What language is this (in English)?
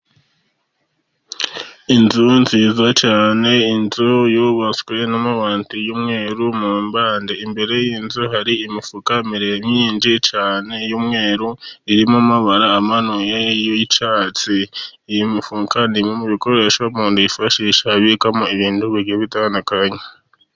Kinyarwanda